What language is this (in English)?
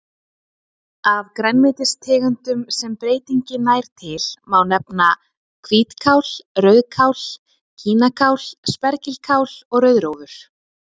Icelandic